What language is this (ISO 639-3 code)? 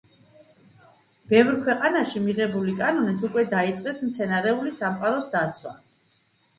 kat